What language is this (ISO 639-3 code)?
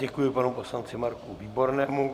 ces